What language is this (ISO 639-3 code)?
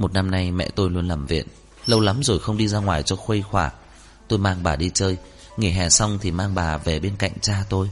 vie